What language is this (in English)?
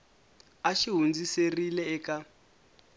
Tsonga